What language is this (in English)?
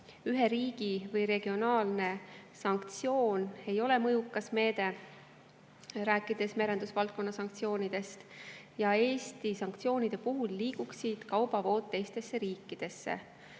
Estonian